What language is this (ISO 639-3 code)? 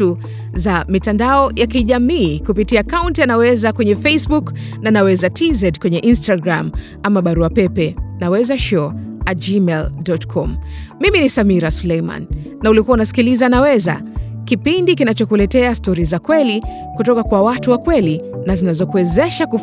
swa